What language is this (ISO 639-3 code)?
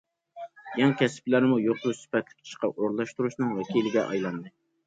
uig